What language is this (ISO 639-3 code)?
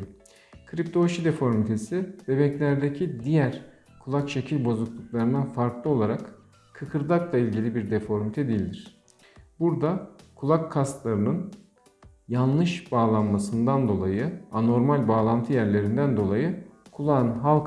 tur